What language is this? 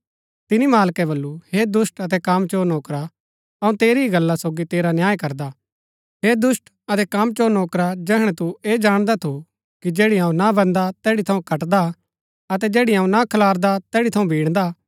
Gaddi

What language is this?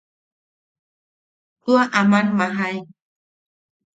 Yaqui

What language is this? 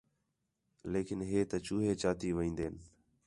Khetrani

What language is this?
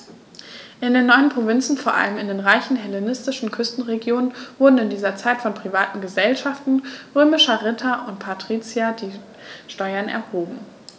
German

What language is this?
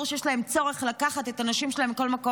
Hebrew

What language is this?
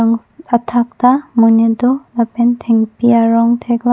Karbi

